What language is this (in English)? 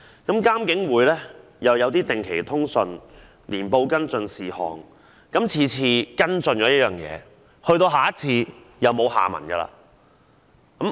Cantonese